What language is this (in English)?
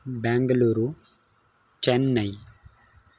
Sanskrit